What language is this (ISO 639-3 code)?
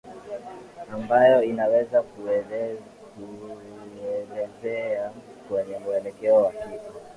swa